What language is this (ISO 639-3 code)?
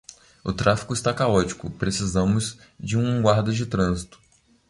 por